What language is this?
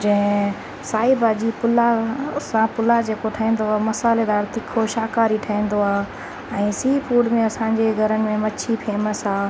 Sindhi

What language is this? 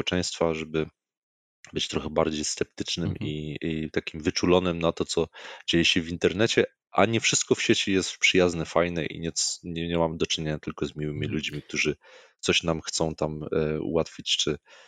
Polish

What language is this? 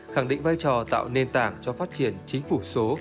Vietnamese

